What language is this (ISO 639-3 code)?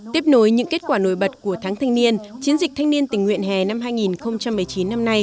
vie